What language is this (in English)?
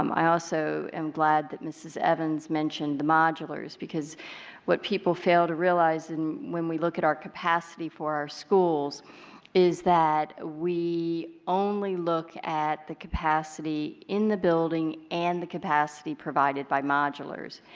English